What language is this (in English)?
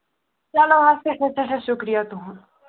Kashmiri